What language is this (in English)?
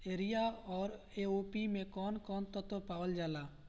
Bhojpuri